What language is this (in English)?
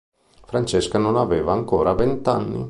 Italian